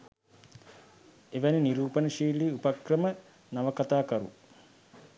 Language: Sinhala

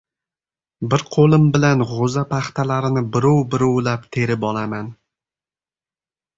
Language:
Uzbek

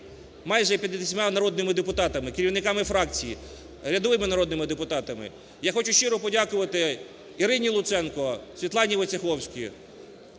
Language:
Ukrainian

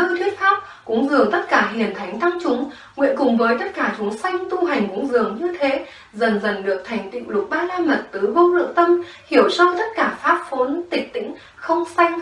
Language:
Vietnamese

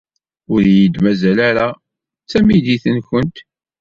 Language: Kabyle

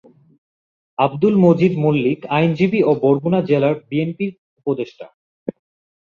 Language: Bangla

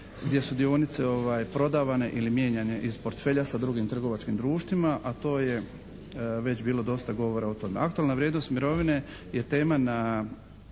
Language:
Croatian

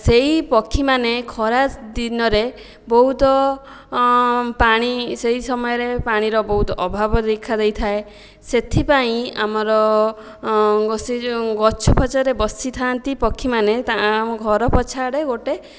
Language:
Odia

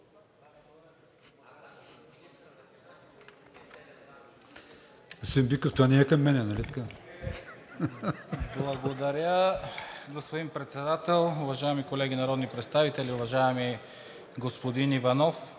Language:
Bulgarian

